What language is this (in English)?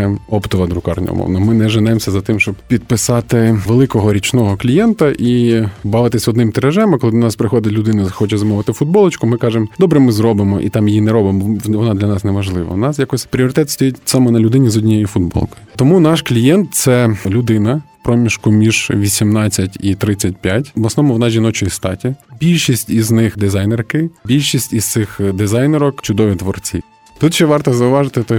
Ukrainian